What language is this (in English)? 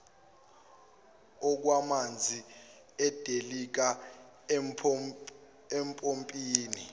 Zulu